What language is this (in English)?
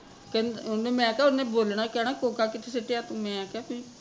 Punjabi